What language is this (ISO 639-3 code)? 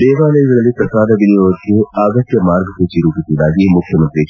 kan